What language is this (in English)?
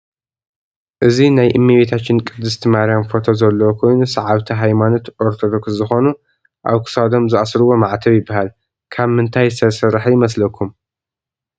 Tigrinya